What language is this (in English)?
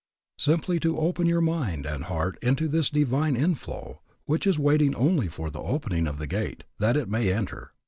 English